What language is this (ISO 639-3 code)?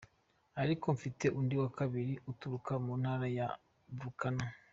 kin